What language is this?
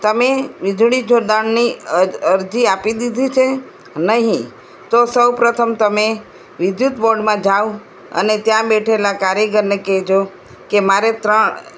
Gujarati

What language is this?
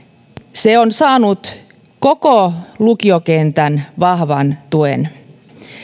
Finnish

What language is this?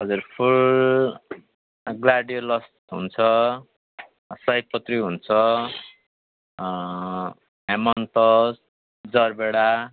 Nepali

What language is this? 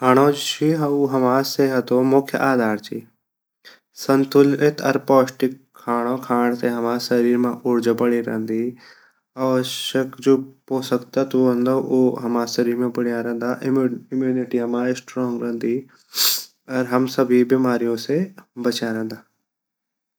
Garhwali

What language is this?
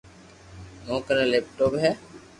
Loarki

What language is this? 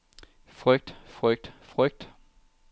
Danish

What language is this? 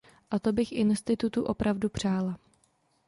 Czech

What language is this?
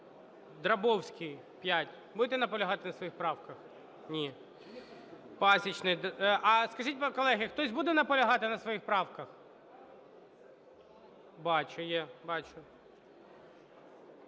Ukrainian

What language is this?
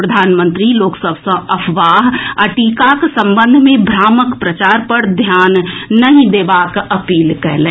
Maithili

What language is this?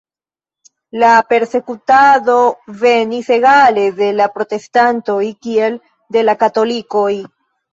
Esperanto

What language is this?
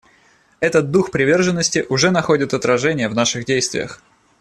Russian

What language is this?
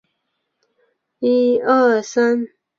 Chinese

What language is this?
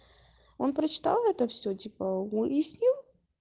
Russian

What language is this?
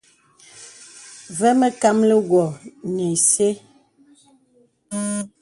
Bebele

